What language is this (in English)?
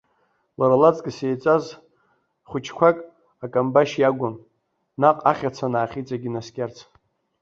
Abkhazian